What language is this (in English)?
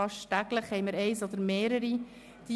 Swiss German